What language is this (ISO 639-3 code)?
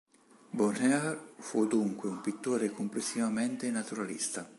ita